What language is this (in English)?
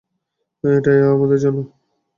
Bangla